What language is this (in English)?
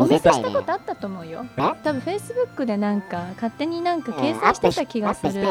Japanese